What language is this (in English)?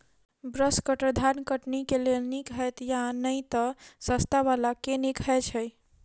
Maithili